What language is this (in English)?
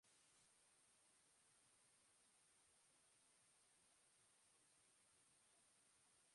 Basque